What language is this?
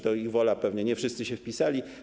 Polish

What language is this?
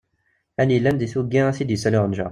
Kabyle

